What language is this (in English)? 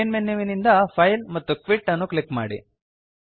Kannada